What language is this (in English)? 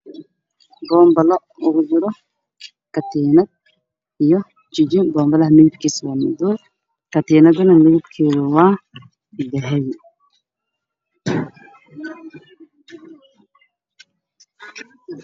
Somali